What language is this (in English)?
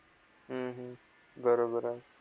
Marathi